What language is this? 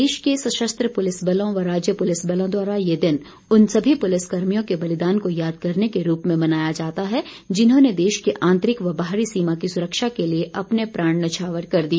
Hindi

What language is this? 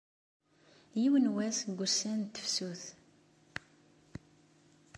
Kabyle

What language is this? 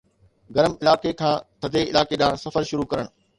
Sindhi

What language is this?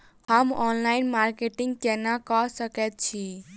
Maithili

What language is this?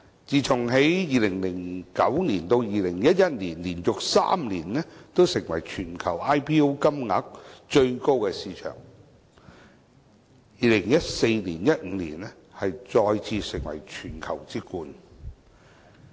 Cantonese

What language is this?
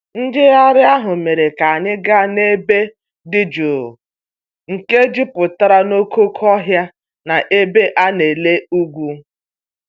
Igbo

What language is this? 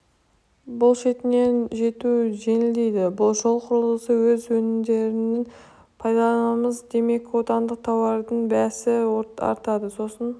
Kazakh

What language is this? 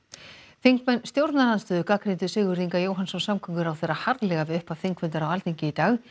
Icelandic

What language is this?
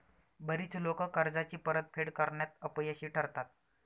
Marathi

